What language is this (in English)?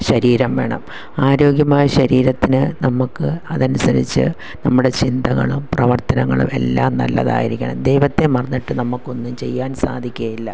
Malayalam